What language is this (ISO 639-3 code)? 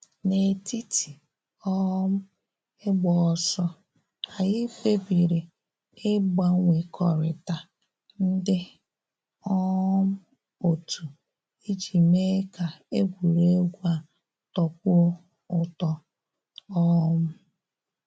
ibo